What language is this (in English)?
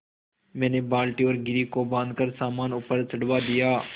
Hindi